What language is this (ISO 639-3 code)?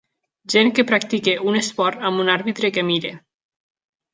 cat